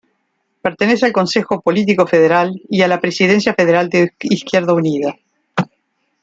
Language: Spanish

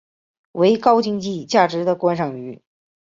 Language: Chinese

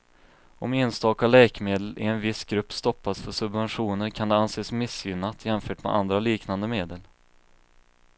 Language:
Swedish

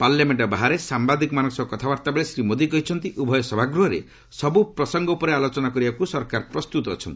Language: Odia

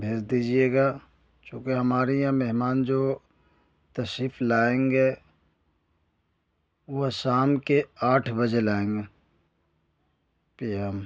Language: Urdu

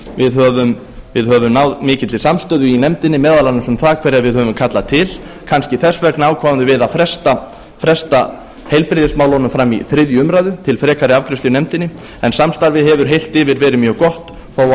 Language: Icelandic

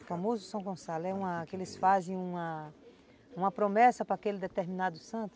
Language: Portuguese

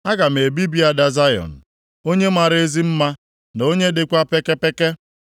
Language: Igbo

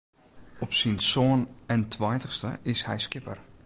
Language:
Western Frisian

